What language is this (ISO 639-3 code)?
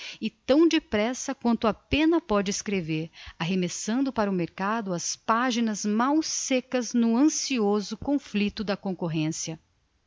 por